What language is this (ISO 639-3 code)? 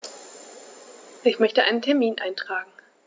deu